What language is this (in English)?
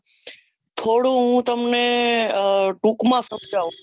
Gujarati